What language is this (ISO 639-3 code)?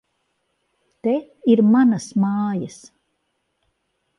lav